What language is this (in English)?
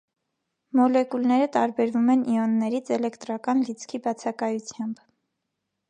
Armenian